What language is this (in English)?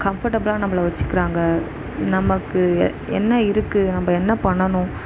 Tamil